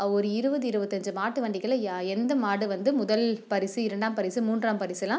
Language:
Tamil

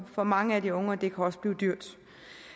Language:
Danish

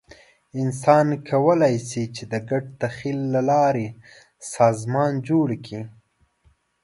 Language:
Pashto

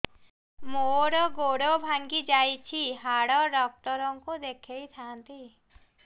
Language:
Odia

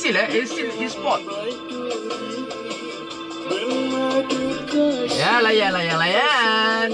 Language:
Malay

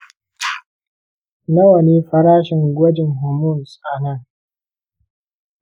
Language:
Hausa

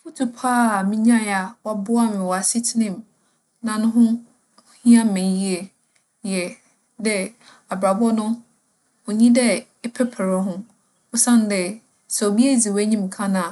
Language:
Akan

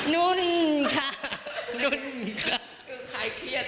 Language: Thai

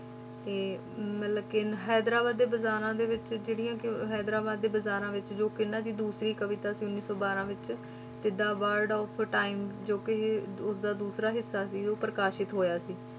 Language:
Punjabi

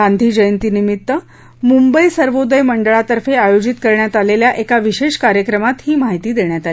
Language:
Marathi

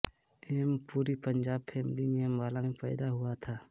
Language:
Hindi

